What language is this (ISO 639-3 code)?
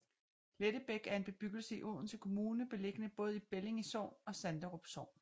dan